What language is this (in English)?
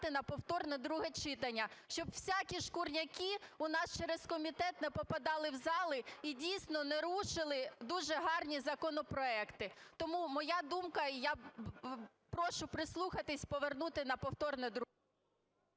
Ukrainian